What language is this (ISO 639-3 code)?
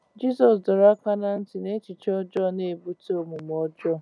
ibo